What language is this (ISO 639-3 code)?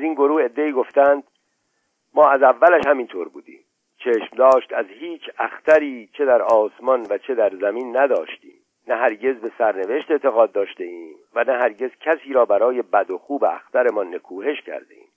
fas